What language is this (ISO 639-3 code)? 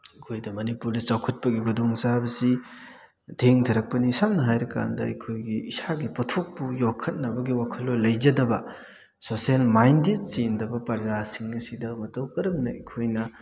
mni